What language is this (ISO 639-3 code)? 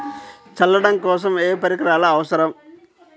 tel